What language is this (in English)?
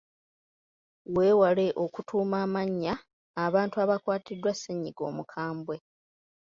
Ganda